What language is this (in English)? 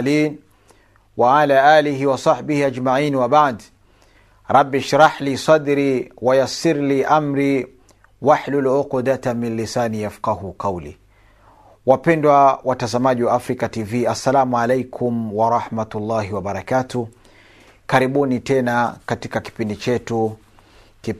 Swahili